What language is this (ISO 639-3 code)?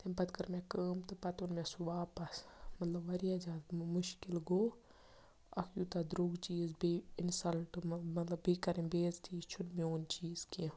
kas